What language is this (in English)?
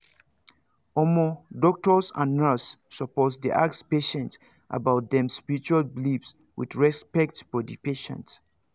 Nigerian Pidgin